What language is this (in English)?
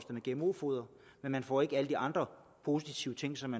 Danish